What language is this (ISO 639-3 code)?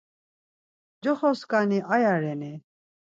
lzz